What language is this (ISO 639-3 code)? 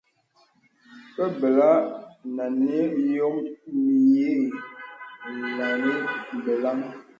beb